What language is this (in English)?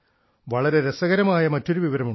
Malayalam